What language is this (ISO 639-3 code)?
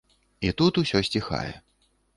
bel